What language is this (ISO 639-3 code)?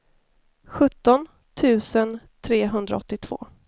swe